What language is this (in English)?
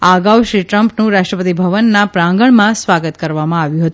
Gujarati